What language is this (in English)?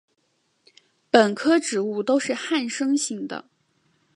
Chinese